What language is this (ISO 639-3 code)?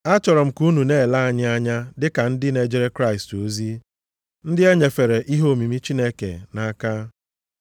ibo